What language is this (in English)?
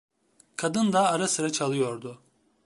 Turkish